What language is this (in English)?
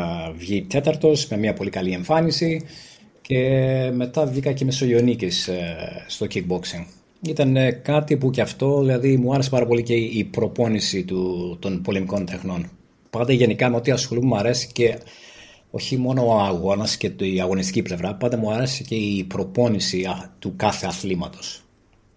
Greek